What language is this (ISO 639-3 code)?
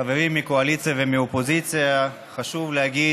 heb